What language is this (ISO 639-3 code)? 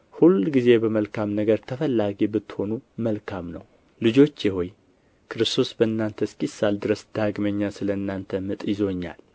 amh